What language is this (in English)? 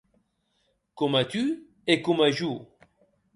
Occitan